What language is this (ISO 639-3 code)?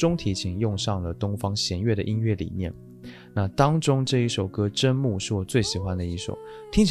zho